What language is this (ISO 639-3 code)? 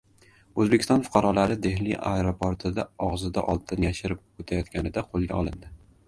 uzb